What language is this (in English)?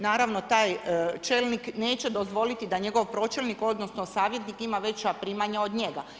Croatian